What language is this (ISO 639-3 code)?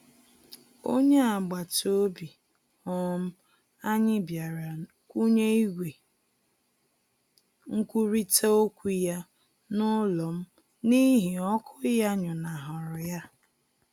ibo